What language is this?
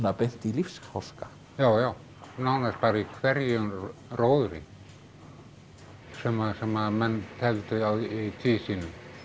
Icelandic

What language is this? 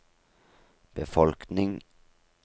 Norwegian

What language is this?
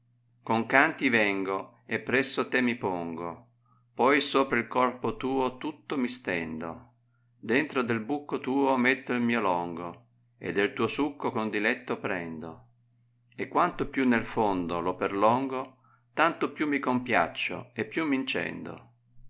Italian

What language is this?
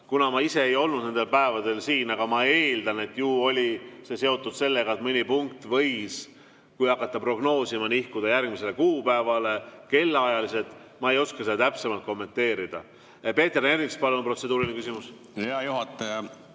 Estonian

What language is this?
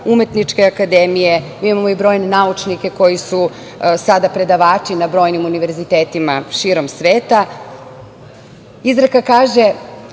Serbian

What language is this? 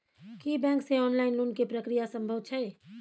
Maithili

